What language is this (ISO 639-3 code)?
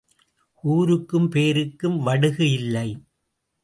tam